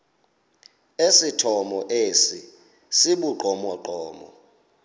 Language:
Xhosa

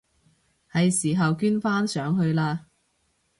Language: Cantonese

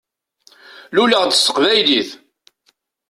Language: Kabyle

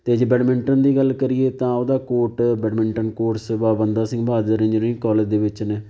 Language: Punjabi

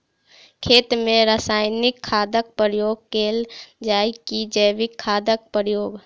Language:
Maithili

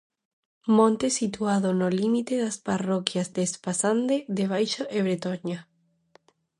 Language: Galician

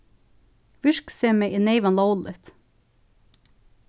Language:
Faroese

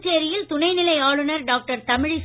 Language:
Tamil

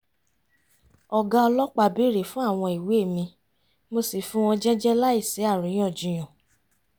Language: Yoruba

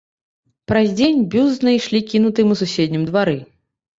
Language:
Belarusian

